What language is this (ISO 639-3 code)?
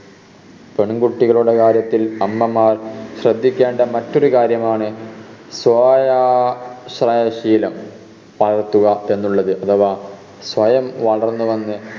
mal